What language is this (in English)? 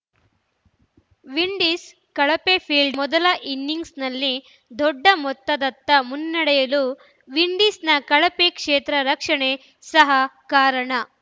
Kannada